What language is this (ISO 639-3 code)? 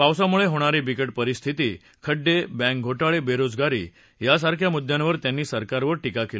mar